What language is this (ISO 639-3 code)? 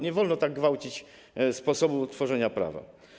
pol